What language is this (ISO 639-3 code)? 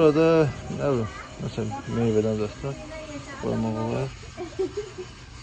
tur